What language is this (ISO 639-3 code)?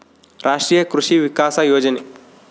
kan